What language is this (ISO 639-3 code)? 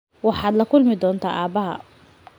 som